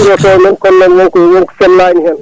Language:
Fula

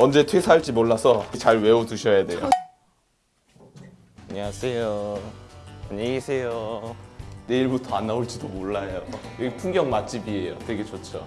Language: Korean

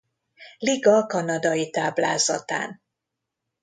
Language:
Hungarian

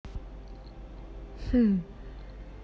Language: Russian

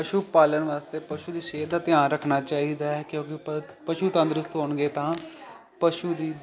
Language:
Punjabi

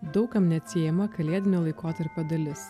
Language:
Lithuanian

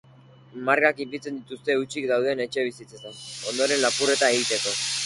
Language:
Basque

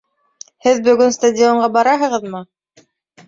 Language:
Bashkir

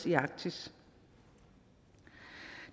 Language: Danish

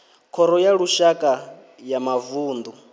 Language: Venda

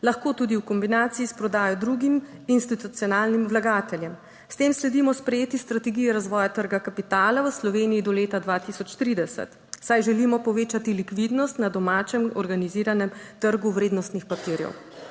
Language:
Slovenian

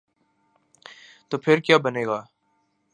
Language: Urdu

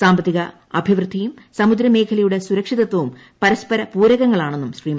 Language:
Malayalam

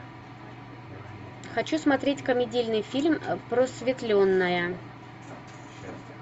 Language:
Russian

